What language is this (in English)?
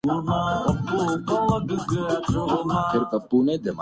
Urdu